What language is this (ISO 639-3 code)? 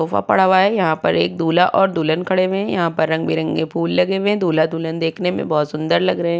hin